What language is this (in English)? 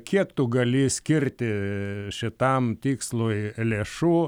Lithuanian